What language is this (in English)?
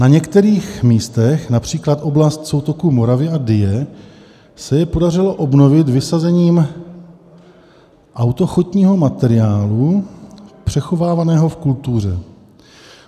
Czech